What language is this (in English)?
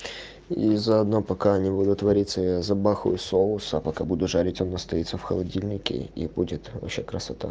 Russian